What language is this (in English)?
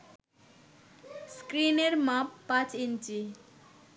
Bangla